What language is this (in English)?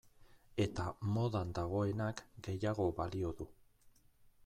Basque